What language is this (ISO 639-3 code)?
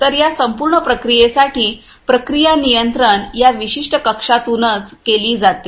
mar